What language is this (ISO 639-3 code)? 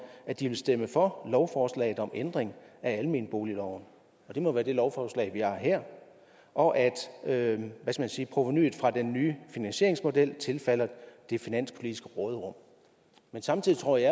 dan